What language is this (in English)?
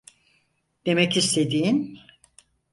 Turkish